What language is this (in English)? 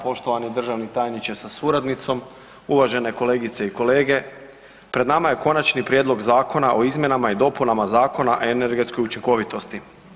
Croatian